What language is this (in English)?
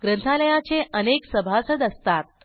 Marathi